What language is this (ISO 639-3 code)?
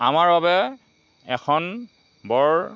asm